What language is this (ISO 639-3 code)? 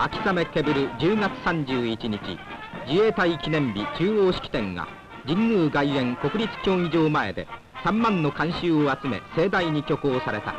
jpn